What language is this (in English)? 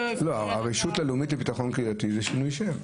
Hebrew